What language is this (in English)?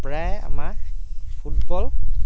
Assamese